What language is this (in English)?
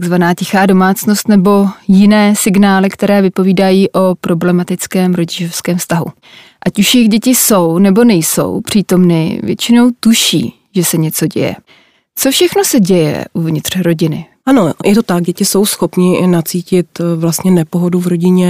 Czech